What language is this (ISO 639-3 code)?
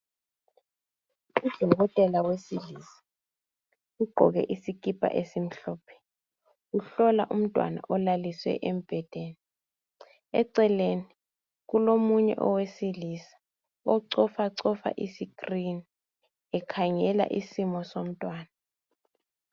nde